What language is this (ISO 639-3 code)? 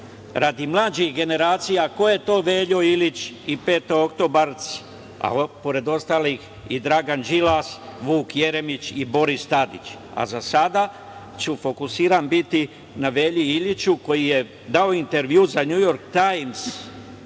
srp